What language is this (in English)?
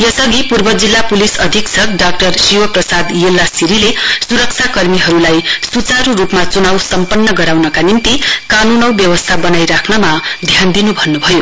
Nepali